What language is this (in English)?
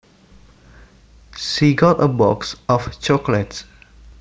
Javanese